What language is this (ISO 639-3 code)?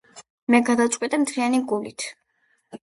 kat